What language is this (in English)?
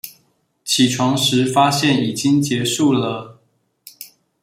Chinese